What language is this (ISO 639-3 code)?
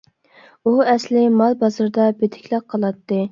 uig